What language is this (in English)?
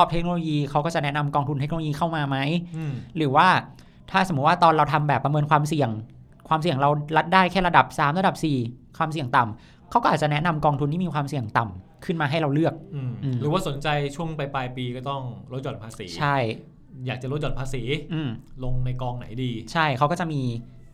Thai